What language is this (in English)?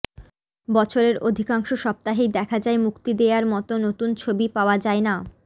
Bangla